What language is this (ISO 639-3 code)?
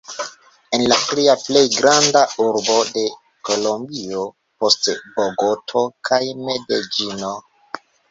epo